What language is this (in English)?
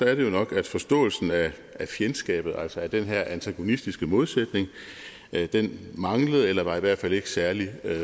Danish